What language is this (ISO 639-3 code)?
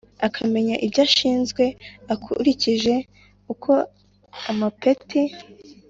kin